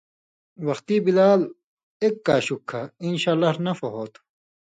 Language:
Indus Kohistani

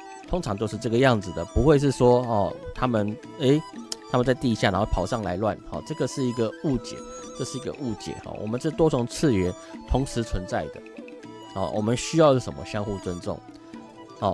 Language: Chinese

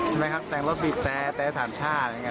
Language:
Thai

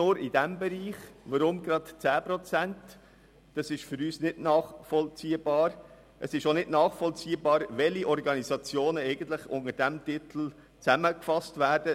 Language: Swiss German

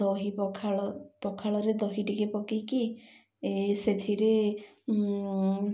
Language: Odia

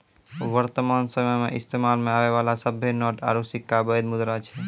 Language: Maithili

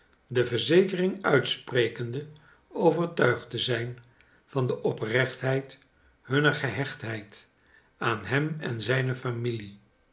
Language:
Dutch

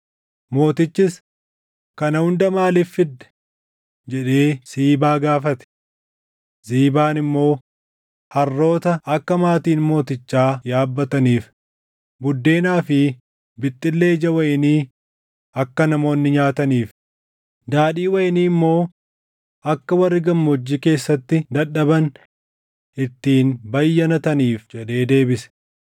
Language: Oromo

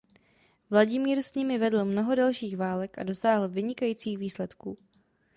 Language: Czech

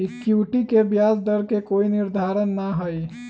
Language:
Magahi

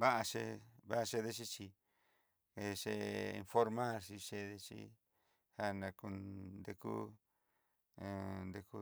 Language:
Southeastern Nochixtlán Mixtec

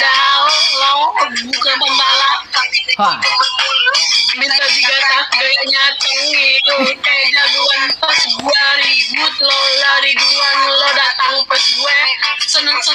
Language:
Indonesian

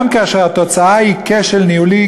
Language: Hebrew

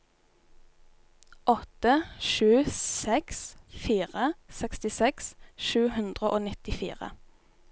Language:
Norwegian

